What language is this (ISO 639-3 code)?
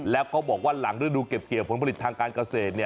tha